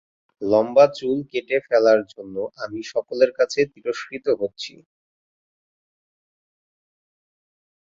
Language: Bangla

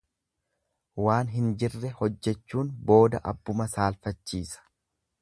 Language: Oromo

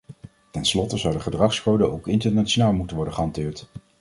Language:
Dutch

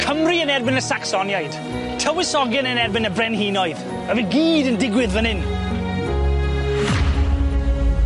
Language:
Welsh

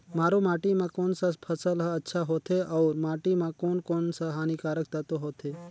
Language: Chhattisgarhi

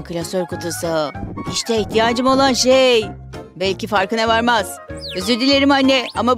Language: Turkish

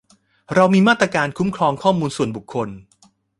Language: Thai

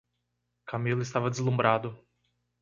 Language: Portuguese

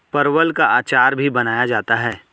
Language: Hindi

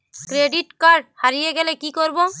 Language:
Bangla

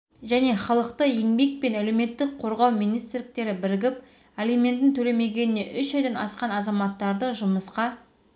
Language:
Kazakh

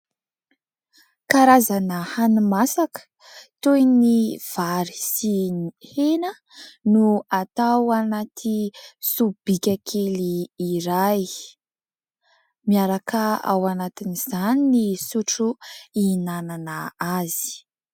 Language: Malagasy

